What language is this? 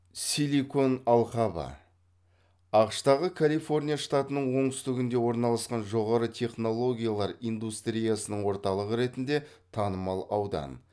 Kazakh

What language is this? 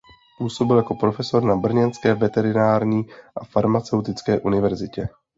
Czech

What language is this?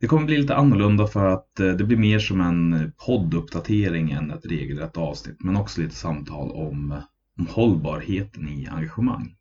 Swedish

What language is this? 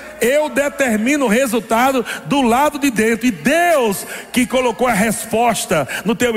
Portuguese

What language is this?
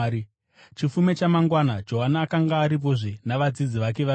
Shona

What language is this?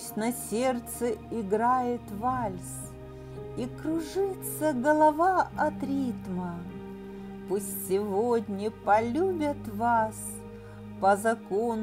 Russian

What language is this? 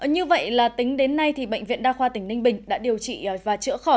Vietnamese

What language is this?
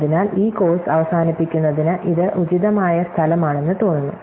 Malayalam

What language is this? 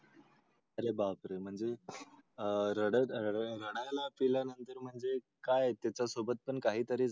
Marathi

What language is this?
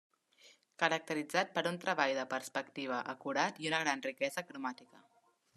Catalan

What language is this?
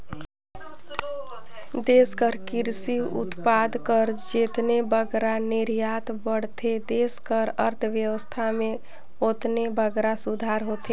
Chhattisgarhi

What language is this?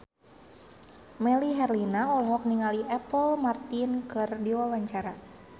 Sundanese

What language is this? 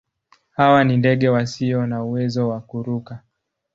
Swahili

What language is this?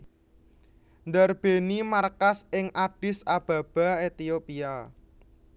Javanese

